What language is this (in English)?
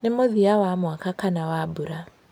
Kikuyu